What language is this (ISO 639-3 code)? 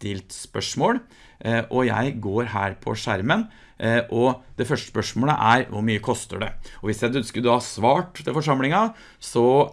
nor